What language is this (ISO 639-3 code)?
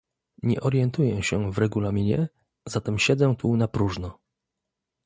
pol